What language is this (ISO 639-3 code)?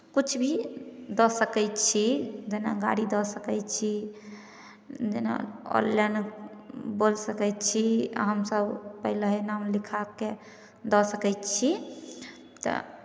mai